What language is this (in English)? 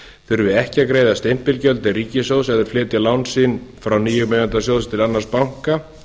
Icelandic